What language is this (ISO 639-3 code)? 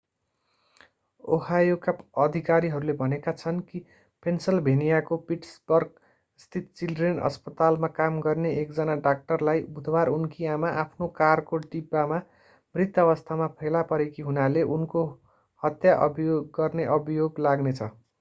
nep